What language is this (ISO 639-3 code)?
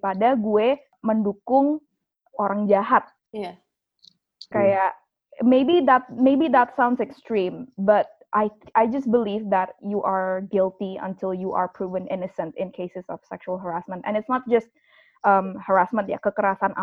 ind